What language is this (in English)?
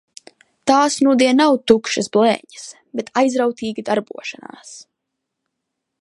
Latvian